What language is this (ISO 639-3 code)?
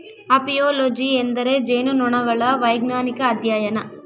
kan